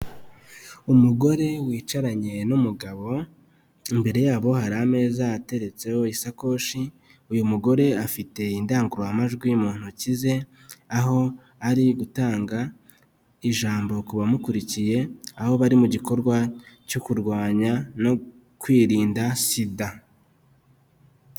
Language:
Kinyarwanda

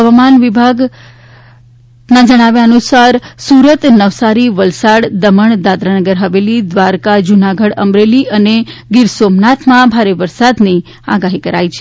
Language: Gujarati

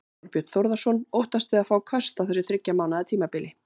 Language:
Icelandic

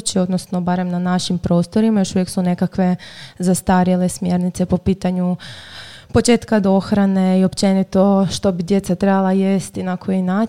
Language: Croatian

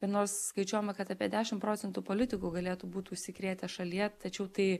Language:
Lithuanian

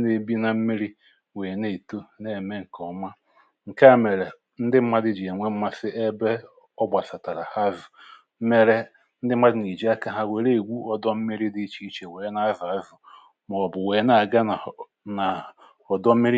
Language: Igbo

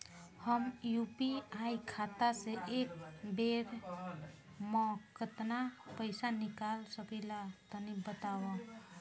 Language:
Bhojpuri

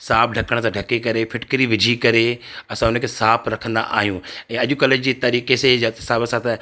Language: Sindhi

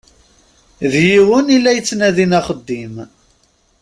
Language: Kabyle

